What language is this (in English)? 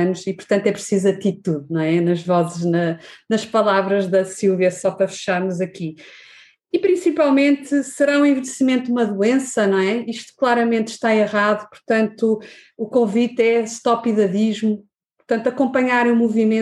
Portuguese